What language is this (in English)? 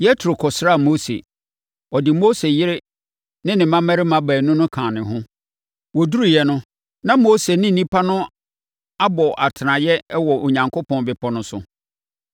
Akan